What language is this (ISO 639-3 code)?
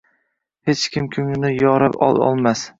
uzb